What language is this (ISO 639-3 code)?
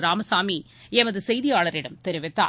tam